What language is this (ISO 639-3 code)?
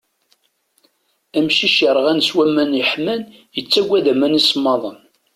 kab